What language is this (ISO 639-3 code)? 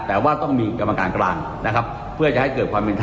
tha